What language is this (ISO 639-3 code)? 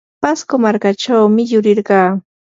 qur